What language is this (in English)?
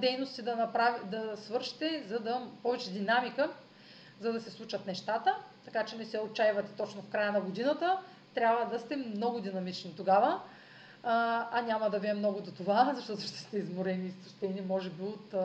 Bulgarian